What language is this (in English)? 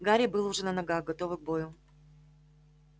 Russian